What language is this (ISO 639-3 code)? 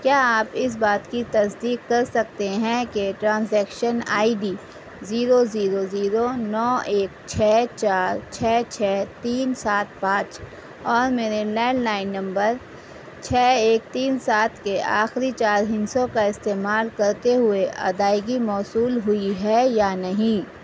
urd